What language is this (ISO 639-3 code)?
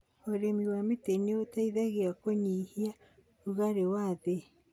kik